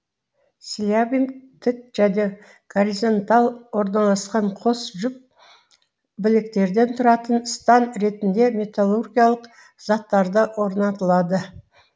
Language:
Kazakh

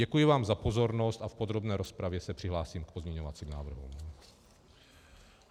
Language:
Czech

